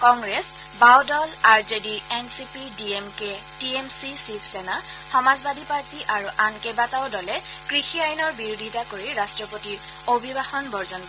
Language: Assamese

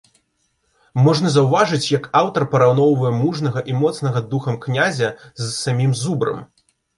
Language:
Belarusian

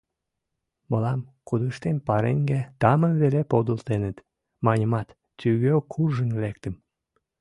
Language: Mari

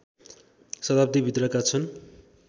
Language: Nepali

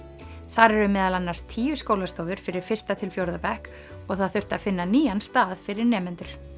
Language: Icelandic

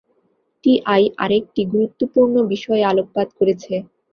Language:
Bangla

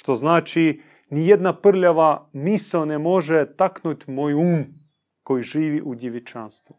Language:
Croatian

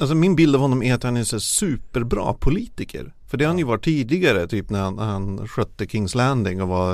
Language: Swedish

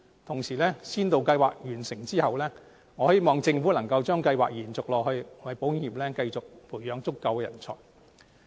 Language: Cantonese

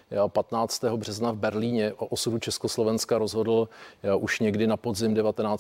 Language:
Czech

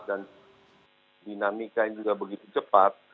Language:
Indonesian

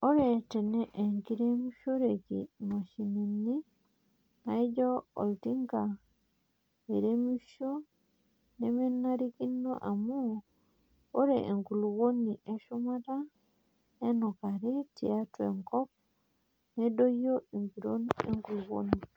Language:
Masai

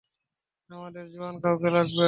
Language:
Bangla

